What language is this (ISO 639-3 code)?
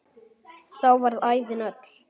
isl